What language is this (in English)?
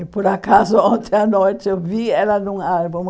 Portuguese